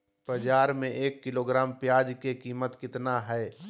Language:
Magahi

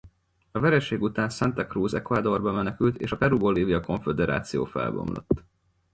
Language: Hungarian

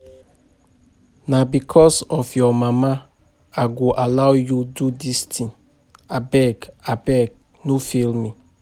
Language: Nigerian Pidgin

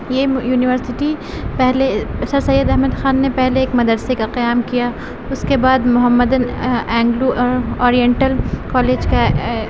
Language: Urdu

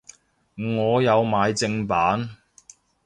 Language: Cantonese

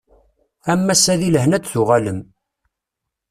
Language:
Kabyle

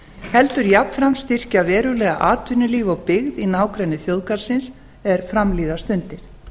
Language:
Icelandic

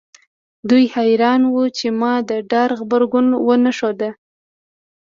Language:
Pashto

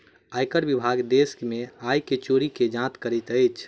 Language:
Maithili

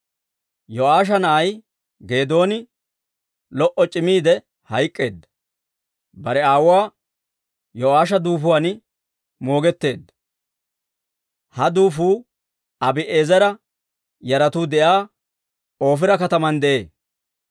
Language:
Dawro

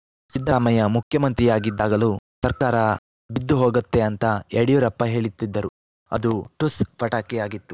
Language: Kannada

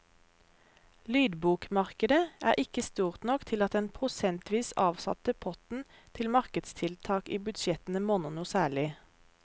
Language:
Norwegian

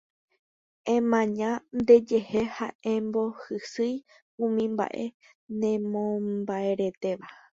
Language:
Guarani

